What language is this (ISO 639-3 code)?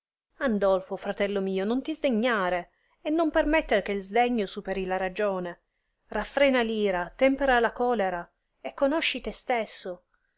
ita